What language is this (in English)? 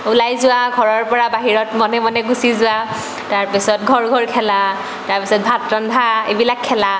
Assamese